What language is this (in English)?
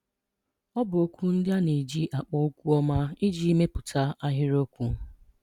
Igbo